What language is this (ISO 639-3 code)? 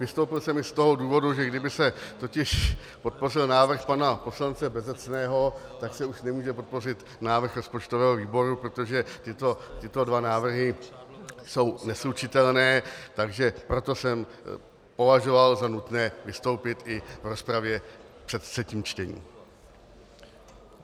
ces